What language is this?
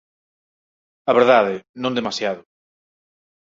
Galician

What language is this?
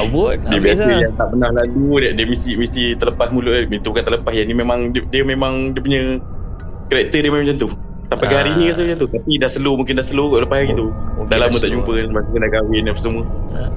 Malay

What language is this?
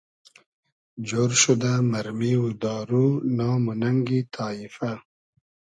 Hazaragi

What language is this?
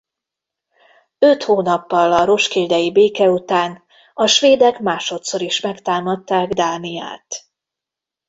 Hungarian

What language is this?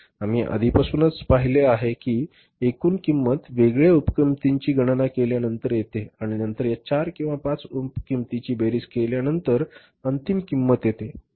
Marathi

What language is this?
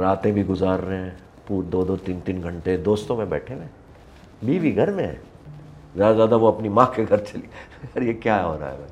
Urdu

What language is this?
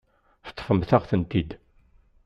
Kabyle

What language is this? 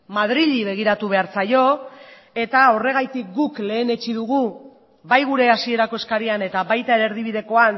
Basque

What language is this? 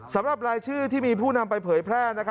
Thai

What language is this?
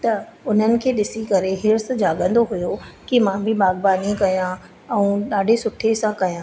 Sindhi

